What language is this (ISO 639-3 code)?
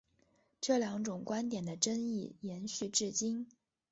zho